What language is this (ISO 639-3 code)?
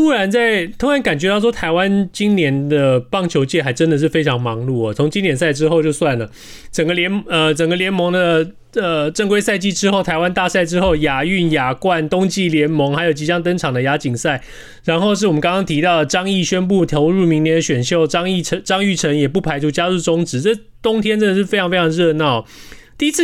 zho